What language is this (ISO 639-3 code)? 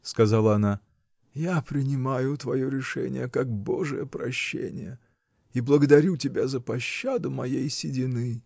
rus